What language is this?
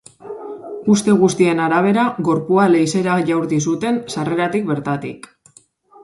Basque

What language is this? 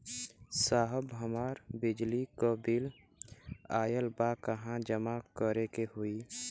Bhojpuri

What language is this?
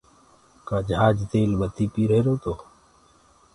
Gurgula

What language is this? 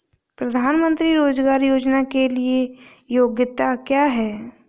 Hindi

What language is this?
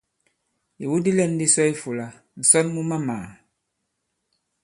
Bankon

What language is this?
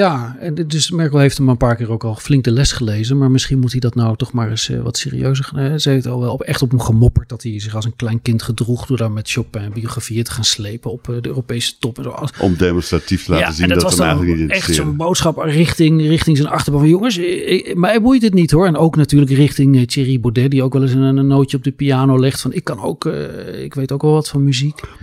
Dutch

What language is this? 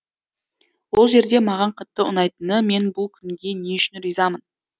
Kazakh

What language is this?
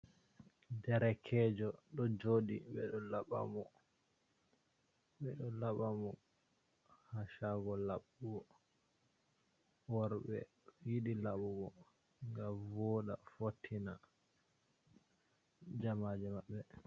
Fula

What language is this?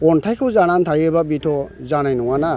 Bodo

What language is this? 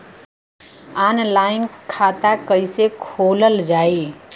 Bhojpuri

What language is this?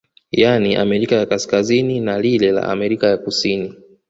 Swahili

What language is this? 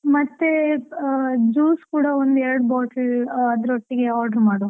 Kannada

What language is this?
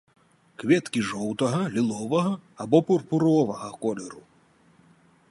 Belarusian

